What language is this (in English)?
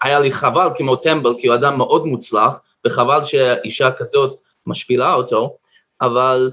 Hebrew